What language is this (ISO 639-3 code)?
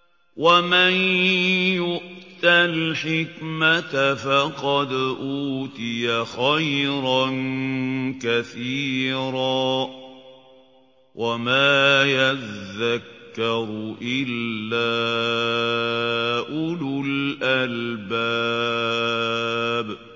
ara